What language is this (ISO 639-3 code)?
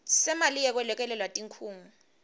ssw